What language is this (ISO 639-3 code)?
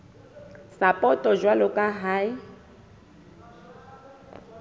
sot